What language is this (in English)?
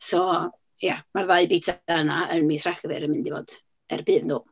Welsh